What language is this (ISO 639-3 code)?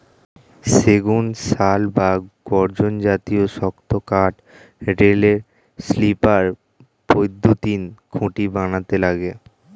ben